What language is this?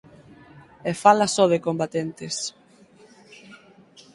Galician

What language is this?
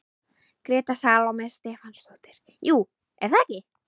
Icelandic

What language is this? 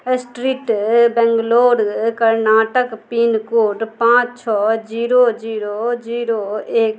Maithili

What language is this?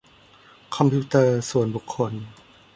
Thai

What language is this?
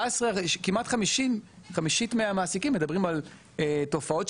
Hebrew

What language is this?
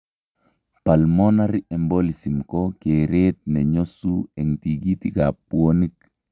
Kalenjin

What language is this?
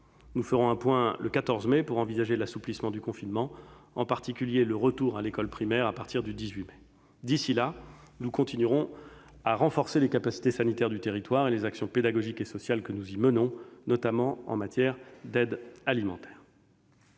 French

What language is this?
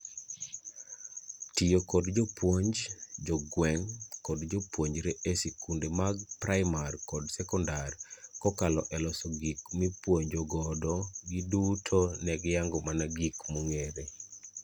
Luo (Kenya and Tanzania)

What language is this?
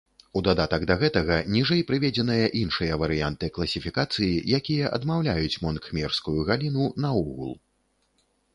Belarusian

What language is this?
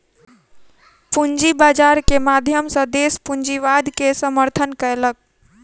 Maithili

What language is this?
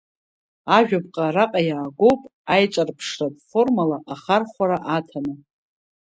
Abkhazian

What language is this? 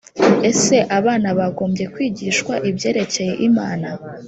Kinyarwanda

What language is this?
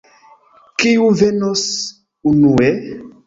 Esperanto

